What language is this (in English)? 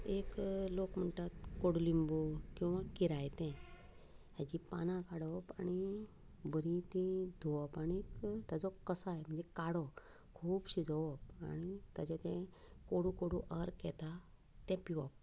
Konkani